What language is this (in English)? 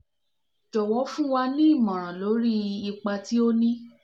Yoruba